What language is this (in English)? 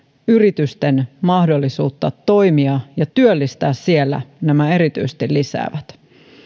Finnish